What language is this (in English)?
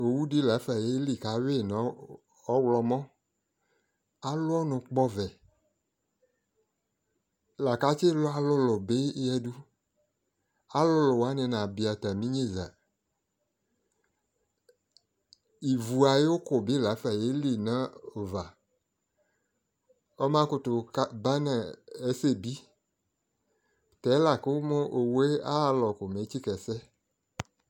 Ikposo